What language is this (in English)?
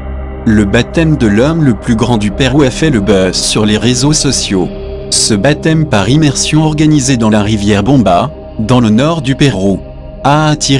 French